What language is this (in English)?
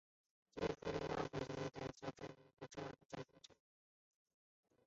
Chinese